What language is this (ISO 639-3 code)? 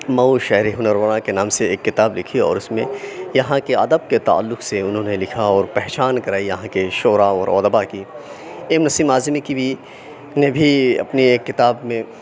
urd